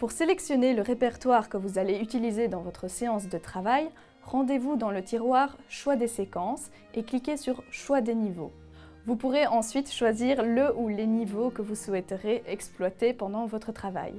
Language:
French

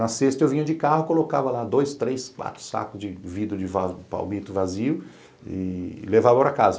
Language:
Portuguese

